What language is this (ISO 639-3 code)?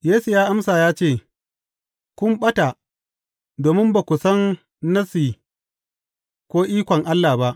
hau